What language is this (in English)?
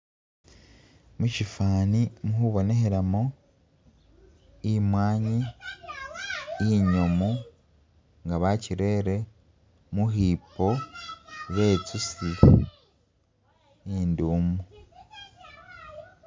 Masaaba